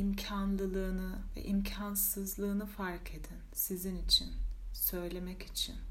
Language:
Turkish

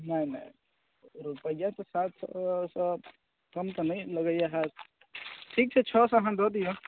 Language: Maithili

